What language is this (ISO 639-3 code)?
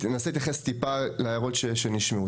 heb